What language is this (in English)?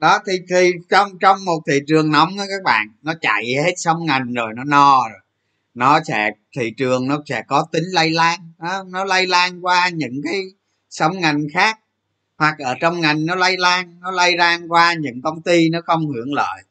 Vietnamese